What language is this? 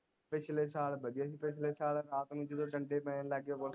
Punjabi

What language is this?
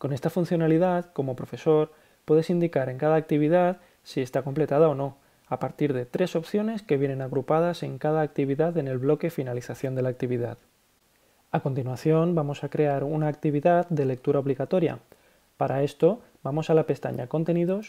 Spanish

